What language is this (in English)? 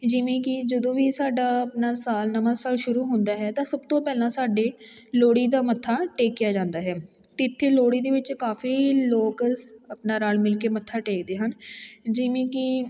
Punjabi